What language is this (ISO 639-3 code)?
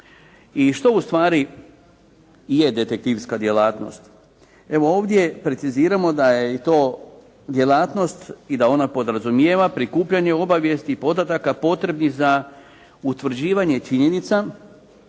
hrv